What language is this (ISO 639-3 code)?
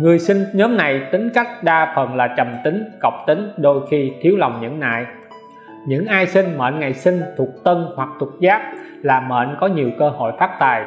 vie